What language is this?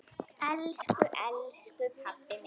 Icelandic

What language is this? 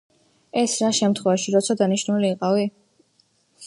Georgian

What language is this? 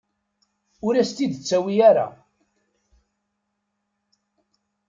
Kabyle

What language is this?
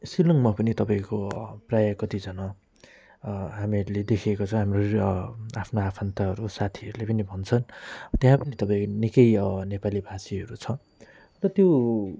Nepali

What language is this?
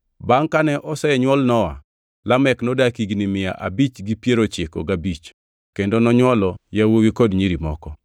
Luo (Kenya and Tanzania)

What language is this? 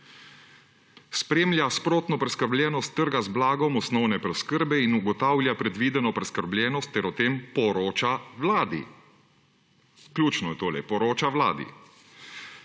Slovenian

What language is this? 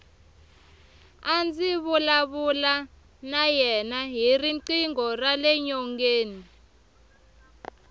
Tsonga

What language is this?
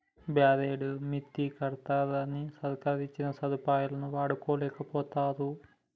Telugu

